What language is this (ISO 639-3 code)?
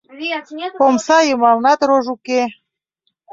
chm